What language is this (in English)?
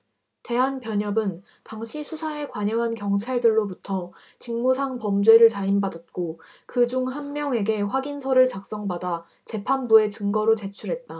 Korean